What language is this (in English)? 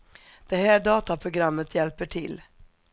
Swedish